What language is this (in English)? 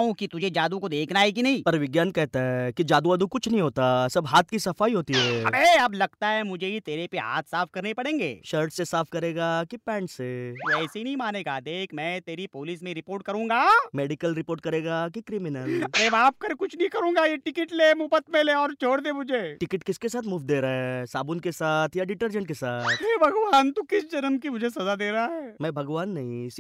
Hindi